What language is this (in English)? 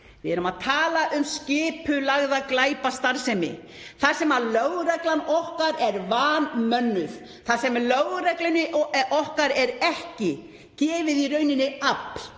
Icelandic